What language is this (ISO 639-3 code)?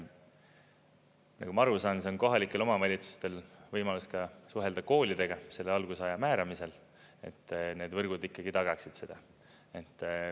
est